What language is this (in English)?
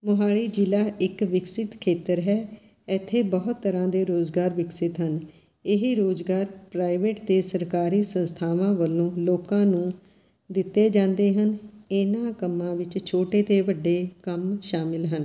Punjabi